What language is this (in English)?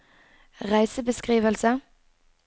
Norwegian